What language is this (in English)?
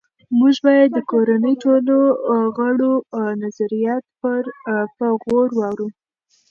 Pashto